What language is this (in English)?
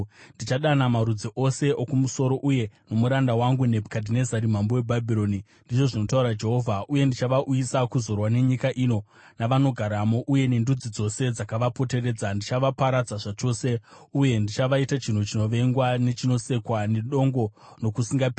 Shona